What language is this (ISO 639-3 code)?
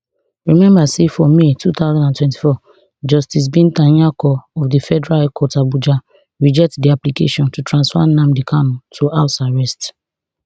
pcm